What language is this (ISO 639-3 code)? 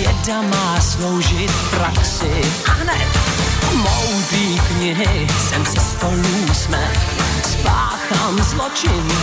slk